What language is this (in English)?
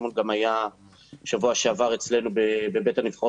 Hebrew